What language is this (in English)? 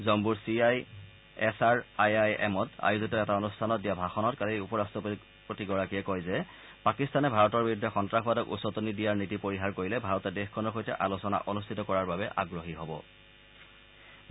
Assamese